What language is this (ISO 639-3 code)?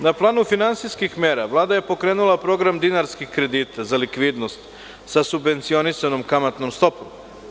srp